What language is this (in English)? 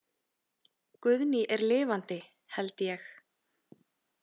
Icelandic